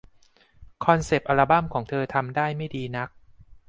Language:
Thai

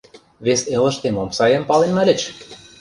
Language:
Mari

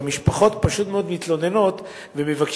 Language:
Hebrew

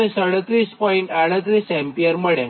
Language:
Gujarati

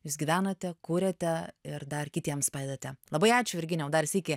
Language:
Lithuanian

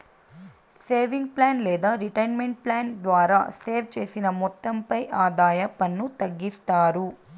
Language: Telugu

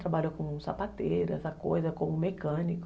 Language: Portuguese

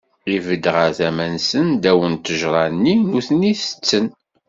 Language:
Kabyle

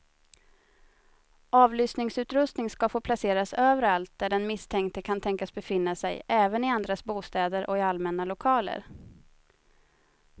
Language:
Swedish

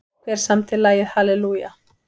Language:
Icelandic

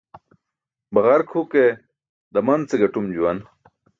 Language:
Burushaski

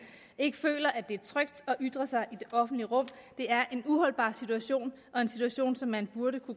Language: Danish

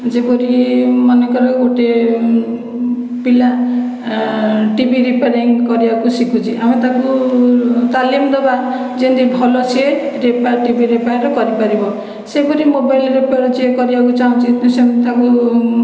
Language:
Odia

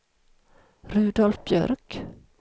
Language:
Swedish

